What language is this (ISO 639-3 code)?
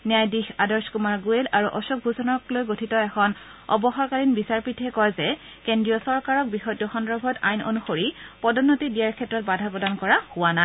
asm